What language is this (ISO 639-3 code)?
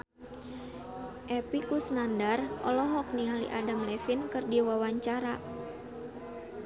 sun